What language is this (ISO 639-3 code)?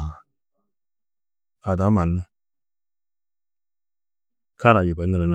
tuq